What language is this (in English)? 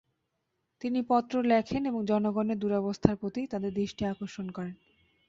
Bangla